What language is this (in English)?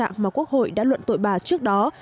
Vietnamese